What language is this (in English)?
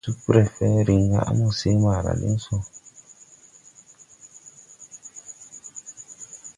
Tupuri